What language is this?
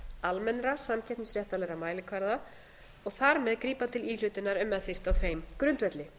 Icelandic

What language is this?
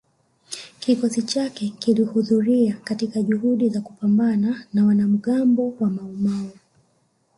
Swahili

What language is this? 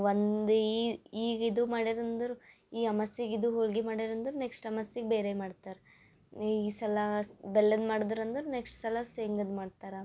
Kannada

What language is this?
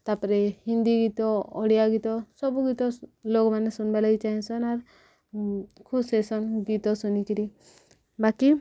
Odia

